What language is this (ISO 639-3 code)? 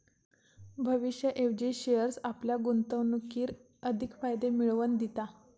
mar